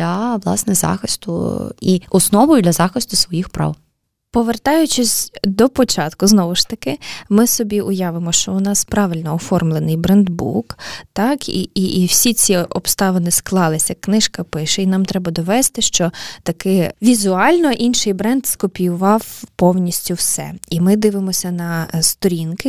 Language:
Ukrainian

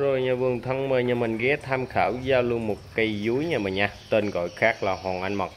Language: Vietnamese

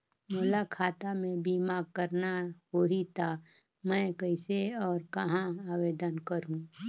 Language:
Chhattisgarhi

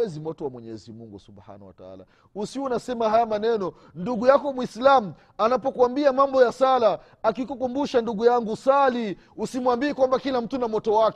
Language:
Swahili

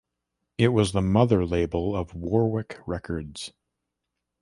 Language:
English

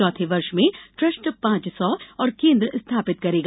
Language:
Hindi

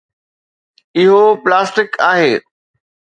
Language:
Sindhi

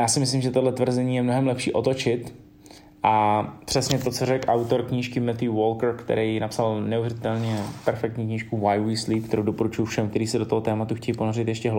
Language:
Czech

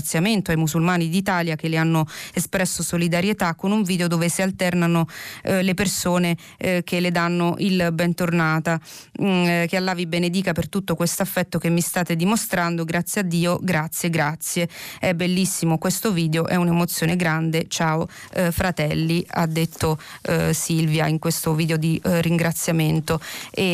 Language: Italian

